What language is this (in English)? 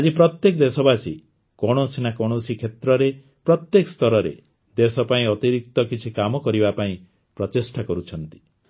Odia